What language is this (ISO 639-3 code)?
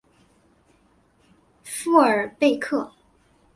zho